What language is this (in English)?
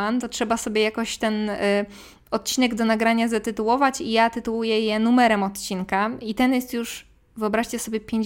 Polish